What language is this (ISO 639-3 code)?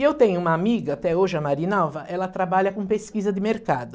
por